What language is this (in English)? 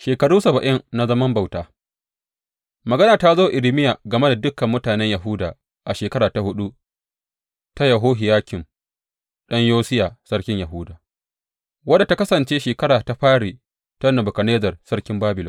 Hausa